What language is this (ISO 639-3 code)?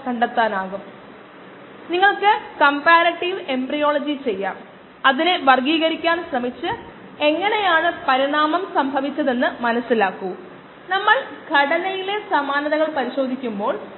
mal